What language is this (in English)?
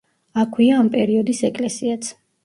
Georgian